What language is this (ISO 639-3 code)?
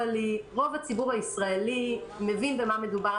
heb